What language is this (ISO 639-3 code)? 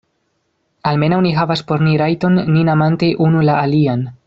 epo